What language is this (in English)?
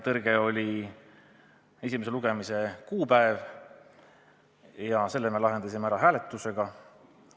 Estonian